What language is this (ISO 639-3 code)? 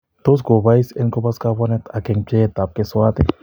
kln